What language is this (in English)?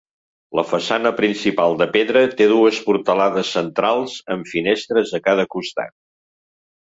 Catalan